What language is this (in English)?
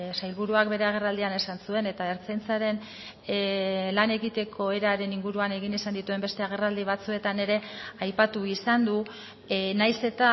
Basque